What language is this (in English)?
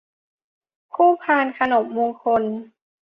Thai